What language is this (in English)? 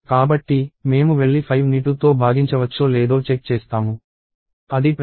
Telugu